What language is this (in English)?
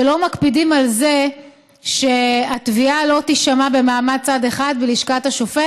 Hebrew